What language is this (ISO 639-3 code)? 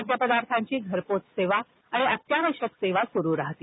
mar